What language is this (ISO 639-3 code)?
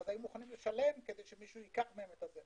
heb